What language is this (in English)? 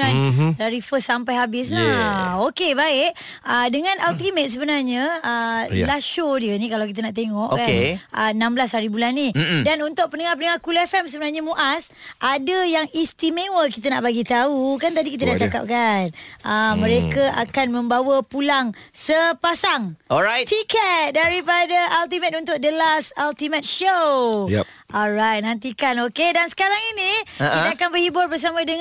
Malay